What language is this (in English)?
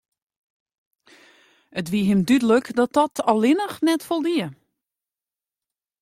Western Frisian